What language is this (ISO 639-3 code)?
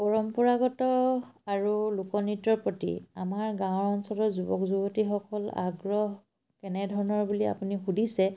asm